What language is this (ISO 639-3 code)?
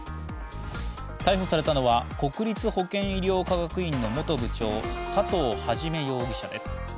jpn